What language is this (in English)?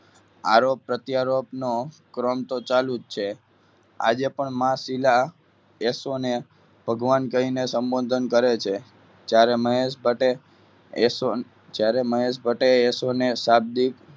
Gujarati